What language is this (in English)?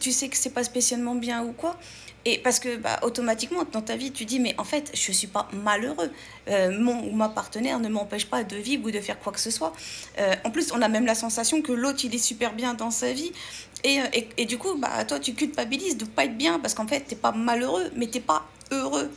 French